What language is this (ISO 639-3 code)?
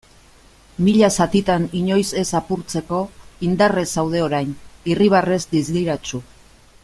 eus